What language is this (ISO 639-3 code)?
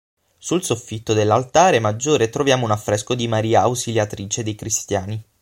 ita